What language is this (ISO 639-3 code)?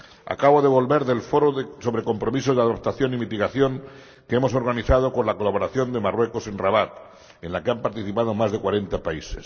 spa